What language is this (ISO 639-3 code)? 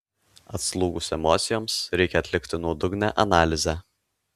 lit